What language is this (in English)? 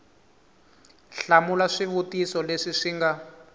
Tsonga